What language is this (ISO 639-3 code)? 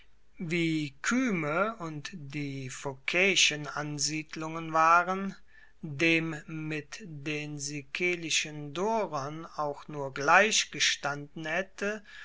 deu